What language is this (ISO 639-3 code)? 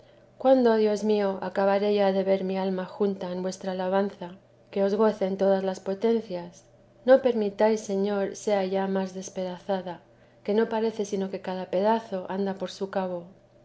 spa